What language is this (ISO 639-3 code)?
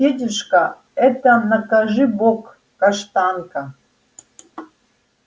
rus